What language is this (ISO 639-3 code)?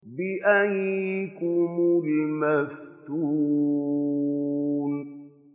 ara